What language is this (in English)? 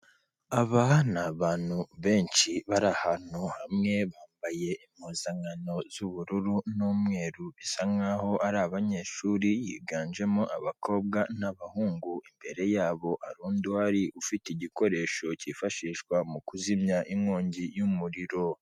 Kinyarwanda